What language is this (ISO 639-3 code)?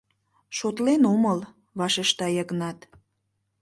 chm